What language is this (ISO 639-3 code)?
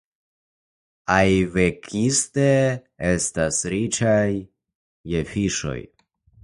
epo